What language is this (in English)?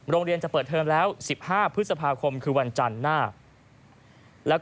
Thai